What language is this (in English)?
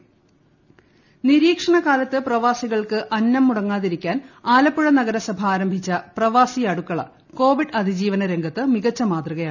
Malayalam